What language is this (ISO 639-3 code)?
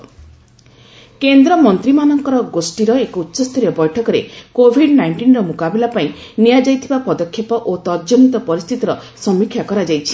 ori